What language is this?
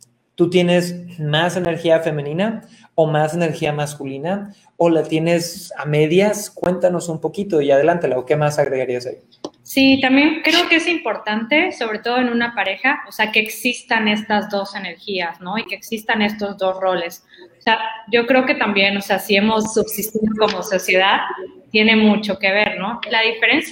Spanish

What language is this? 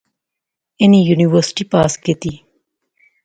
Pahari-Potwari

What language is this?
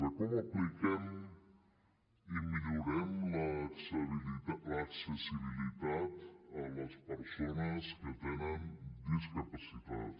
Catalan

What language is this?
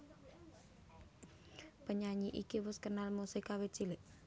Javanese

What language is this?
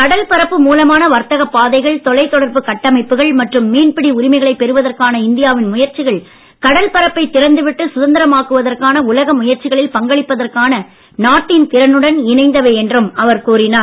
Tamil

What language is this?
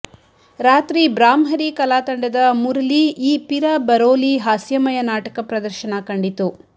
Kannada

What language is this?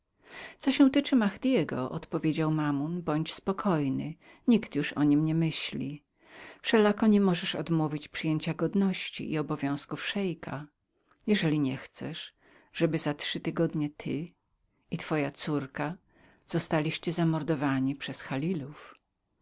Polish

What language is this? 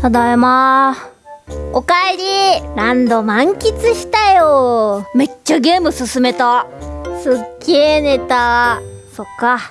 Japanese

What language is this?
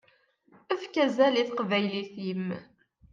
Kabyle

